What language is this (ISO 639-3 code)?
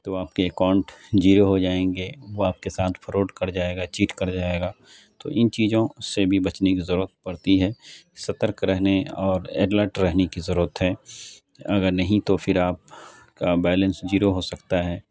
urd